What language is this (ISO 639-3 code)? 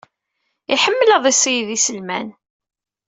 kab